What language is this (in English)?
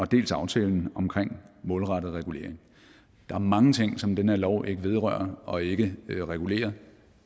Danish